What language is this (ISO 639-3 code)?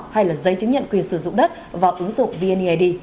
vie